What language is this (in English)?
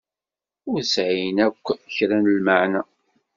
Kabyle